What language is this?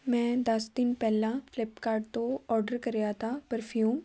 Punjabi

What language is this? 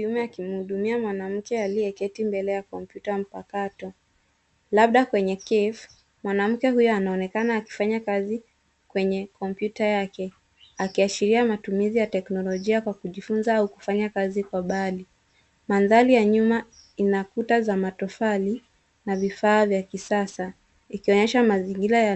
Swahili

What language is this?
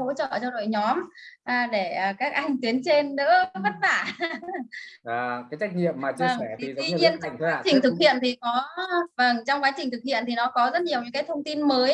Vietnamese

